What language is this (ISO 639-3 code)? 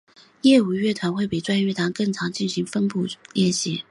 zho